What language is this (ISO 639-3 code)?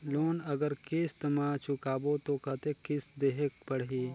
hne